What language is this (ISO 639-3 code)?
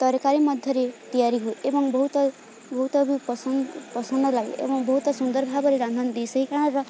ori